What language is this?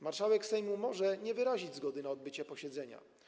Polish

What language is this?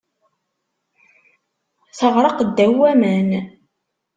Kabyle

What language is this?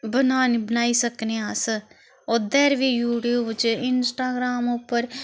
Dogri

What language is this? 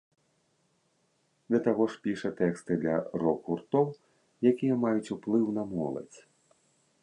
Belarusian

